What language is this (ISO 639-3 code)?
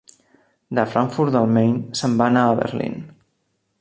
cat